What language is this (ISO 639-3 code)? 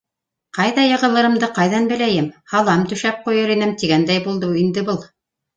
bak